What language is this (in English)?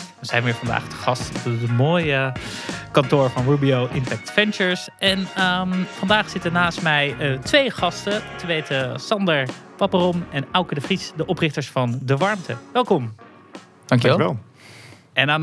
Dutch